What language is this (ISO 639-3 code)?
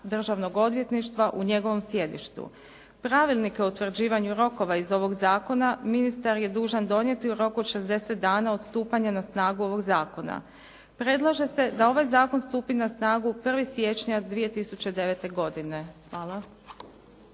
hrv